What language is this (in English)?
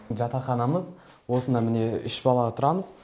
Kazakh